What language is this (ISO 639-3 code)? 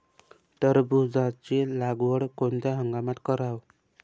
mar